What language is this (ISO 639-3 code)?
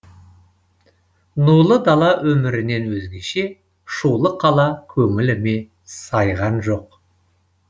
kaz